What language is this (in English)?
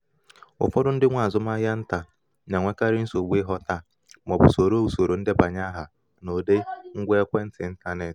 Igbo